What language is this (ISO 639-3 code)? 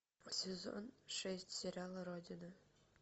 rus